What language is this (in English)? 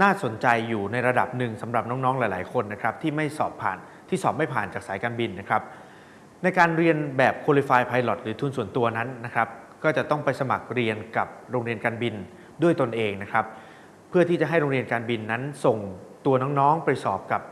Thai